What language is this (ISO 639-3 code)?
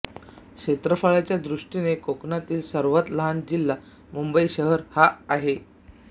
mar